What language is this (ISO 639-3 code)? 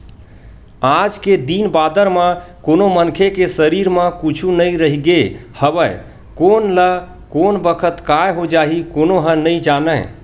hne